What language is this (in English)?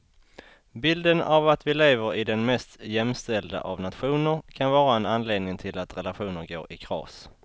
Swedish